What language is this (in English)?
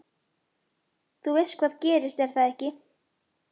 Icelandic